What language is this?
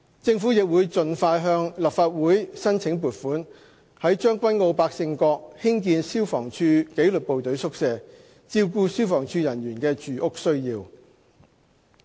Cantonese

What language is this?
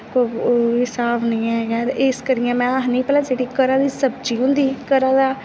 Dogri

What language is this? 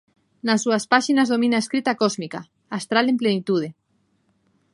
Galician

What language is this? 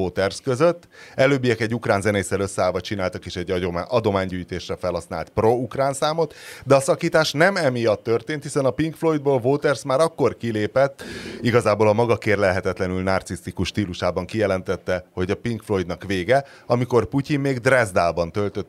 Hungarian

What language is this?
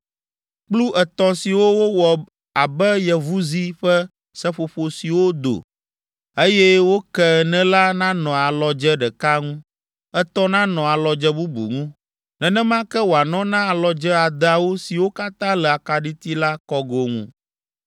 Ewe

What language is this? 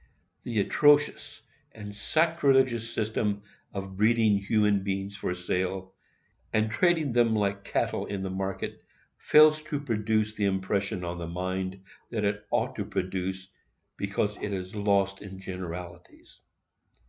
English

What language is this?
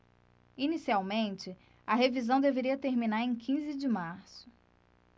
Portuguese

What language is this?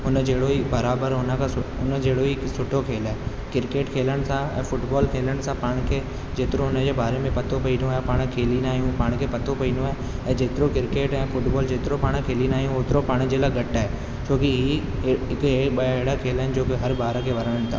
Sindhi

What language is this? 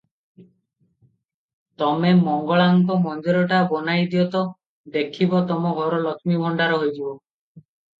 Odia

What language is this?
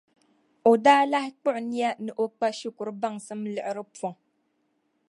Dagbani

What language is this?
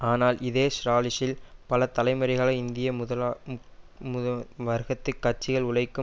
Tamil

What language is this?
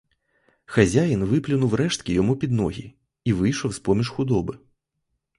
Ukrainian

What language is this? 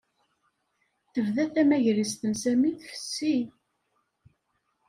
Kabyle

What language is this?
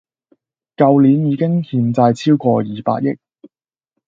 Cantonese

